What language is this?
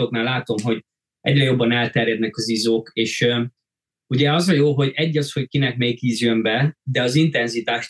Hungarian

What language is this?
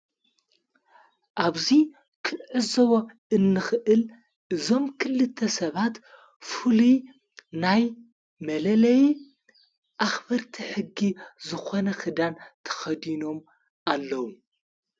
Tigrinya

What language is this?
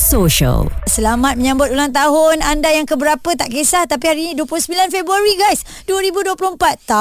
Malay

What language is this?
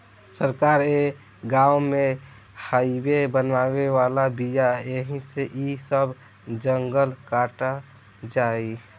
Bhojpuri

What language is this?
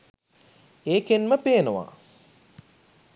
Sinhala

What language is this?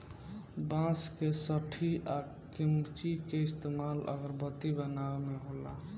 Bhojpuri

